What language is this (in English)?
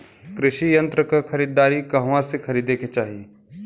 Bhojpuri